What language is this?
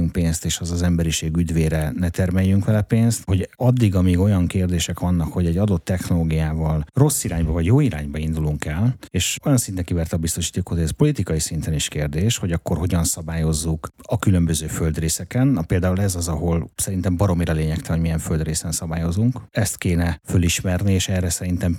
Hungarian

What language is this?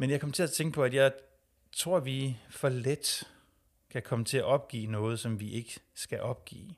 Danish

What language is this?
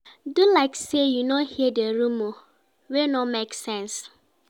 Nigerian Pidgin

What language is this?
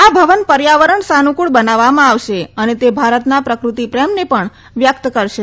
Gujarati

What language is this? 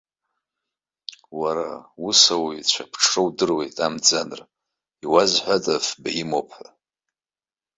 Abkhazian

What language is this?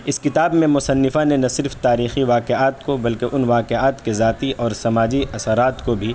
Urdu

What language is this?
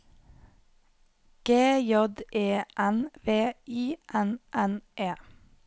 Norwegian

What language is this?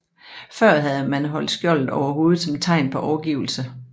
Danish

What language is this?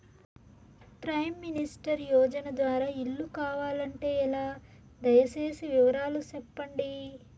Telugu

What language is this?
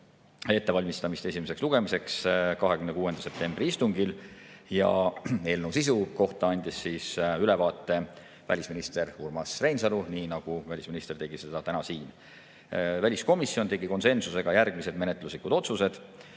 Estonian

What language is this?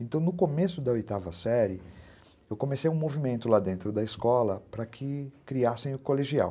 Portuguese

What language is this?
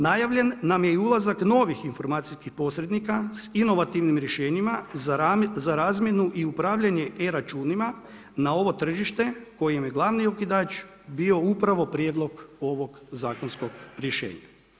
Croatian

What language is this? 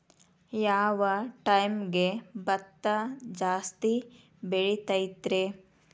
Kannada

